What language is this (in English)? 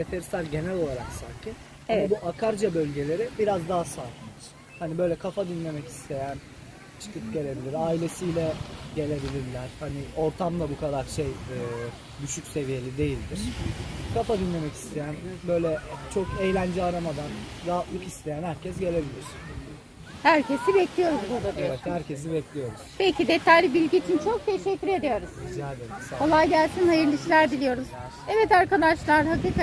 Turkish